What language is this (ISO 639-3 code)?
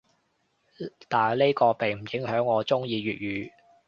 yue